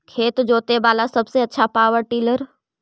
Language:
Magahi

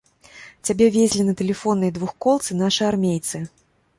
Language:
Belarusian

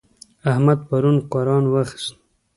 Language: Pashto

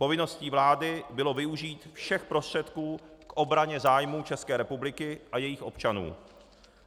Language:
Czech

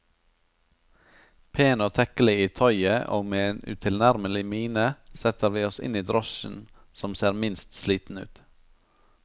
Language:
Norwegian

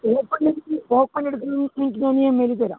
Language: Malayalam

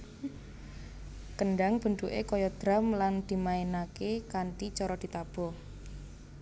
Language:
Javanese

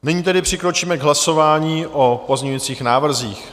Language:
Czech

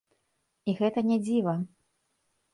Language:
Belarusian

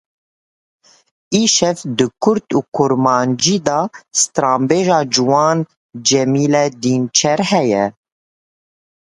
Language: Kurdish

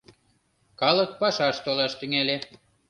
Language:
Mari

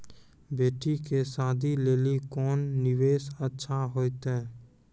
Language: Maithili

